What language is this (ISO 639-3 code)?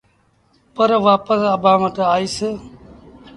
sbn